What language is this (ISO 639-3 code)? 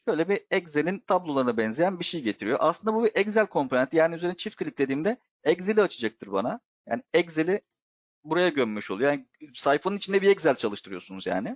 tur